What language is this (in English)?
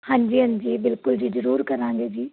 Punjabi